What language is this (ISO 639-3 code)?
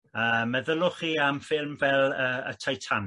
cym